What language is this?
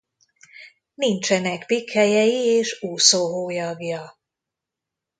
Hungarian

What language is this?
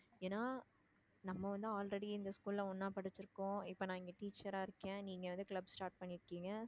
Tamil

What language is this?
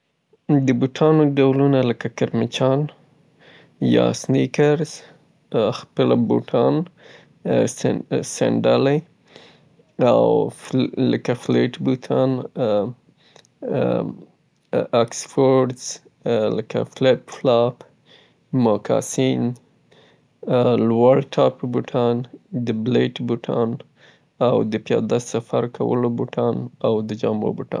Southern Pashto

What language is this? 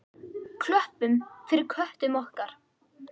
Icelandic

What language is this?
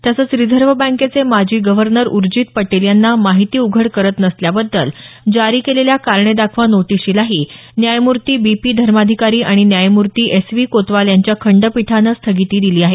Marathi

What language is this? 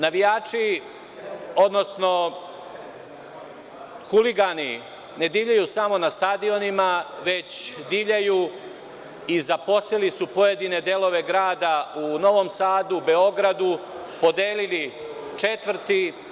Serbian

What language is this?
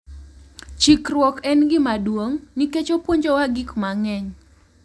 Luo (Kenya and Tanzania)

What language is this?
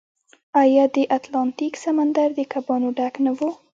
Pashto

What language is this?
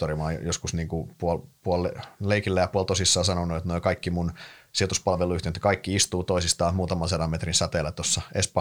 Finnish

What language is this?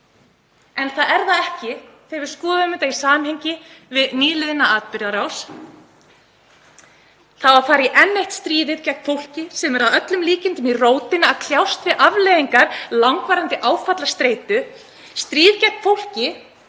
Icelandic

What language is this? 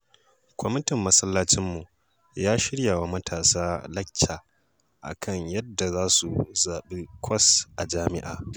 Hausa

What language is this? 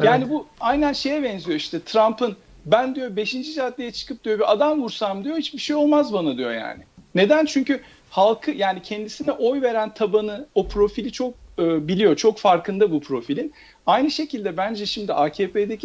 Turkish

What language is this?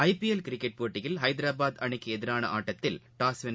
Tamil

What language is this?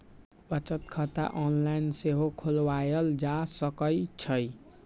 Magahi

